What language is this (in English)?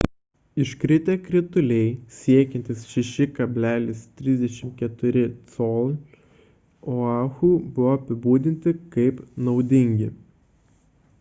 Lithuanian